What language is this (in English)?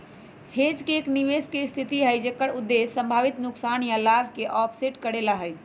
Magahi